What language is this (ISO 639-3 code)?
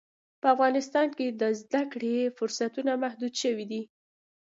pus